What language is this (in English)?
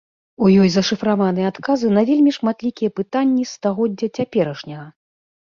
Belarusian